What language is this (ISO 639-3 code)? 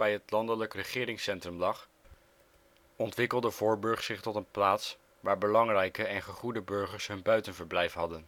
nld